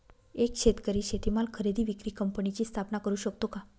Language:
Marathi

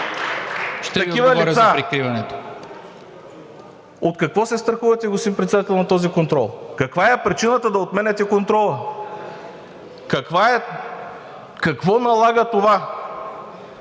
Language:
Bulgarian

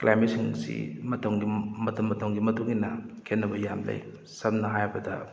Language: Manipuri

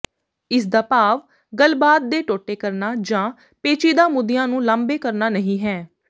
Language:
Punjabi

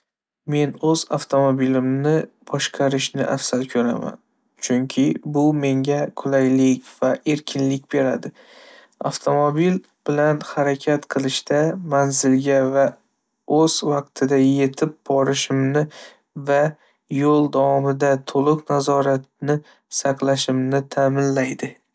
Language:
Uzbek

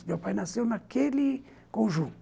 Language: Portuguese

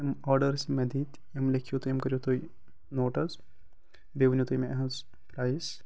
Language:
Kashmiri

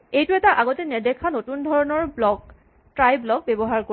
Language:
Assamese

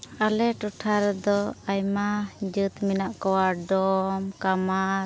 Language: Santali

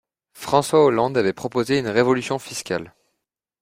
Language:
French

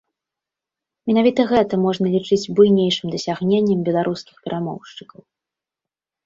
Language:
Belarusian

